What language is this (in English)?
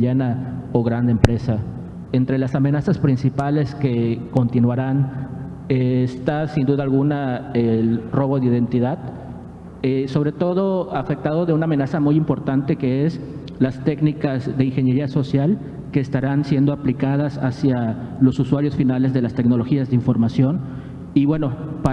Spanish